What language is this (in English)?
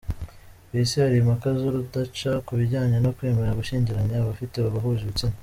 Kinyarwanda